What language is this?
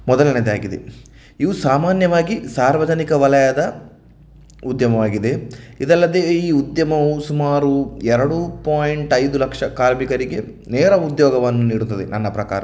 Kannada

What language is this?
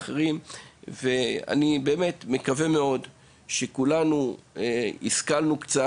Hebrew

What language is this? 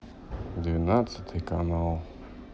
Russian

